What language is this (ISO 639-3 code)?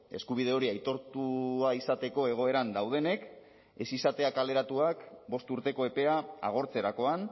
eus